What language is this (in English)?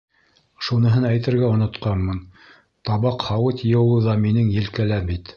Bashkir